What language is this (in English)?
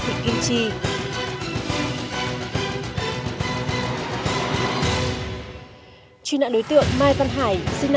Vietnamese